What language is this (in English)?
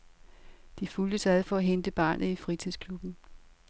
Danish